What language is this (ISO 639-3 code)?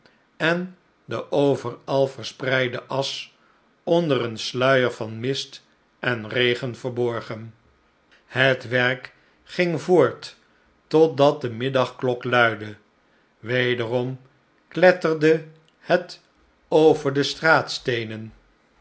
nld